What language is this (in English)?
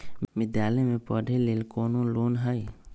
Magahi